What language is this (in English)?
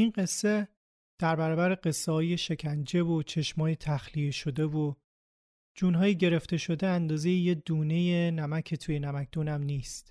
Persian